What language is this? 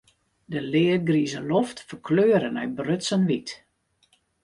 Western Frisian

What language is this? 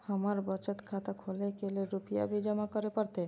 Maithili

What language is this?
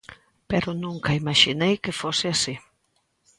Galician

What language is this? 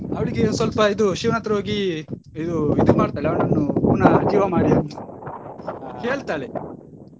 Kannada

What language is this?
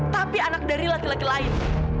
Indonesian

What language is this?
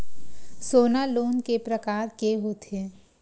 Chhattisgarhi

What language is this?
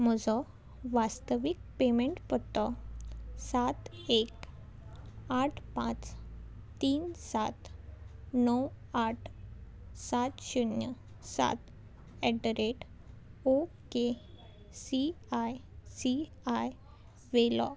Konkani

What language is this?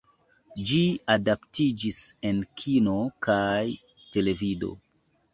Esperanto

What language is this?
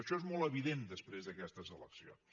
Catalan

